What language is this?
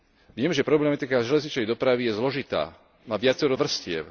Slovak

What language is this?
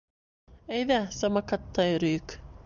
Bashkir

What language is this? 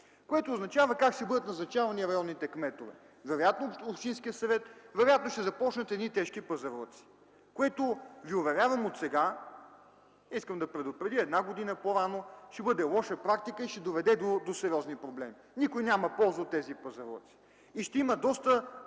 Bulgarian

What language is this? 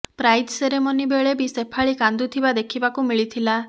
Odia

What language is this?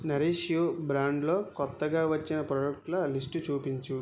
Telugu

